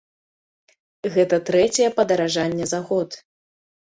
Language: Belarusian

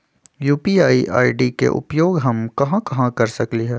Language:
Magahi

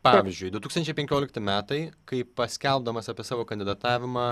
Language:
Lithuanian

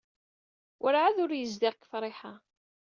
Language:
Kabyle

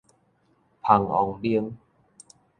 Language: Min Nan Chinese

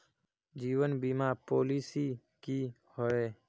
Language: Magahi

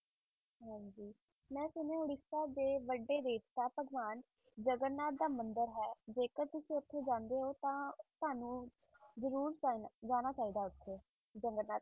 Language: Punjabi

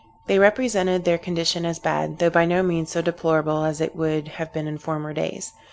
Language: English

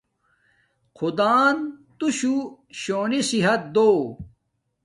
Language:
Domaaki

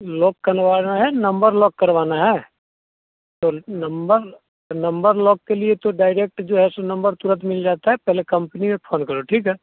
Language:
Hindi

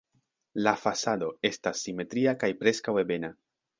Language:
Esperanto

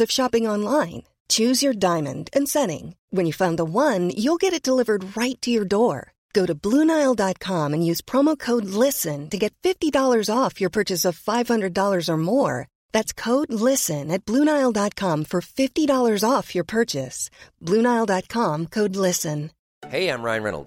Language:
Filipino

